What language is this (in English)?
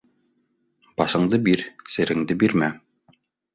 Bashkir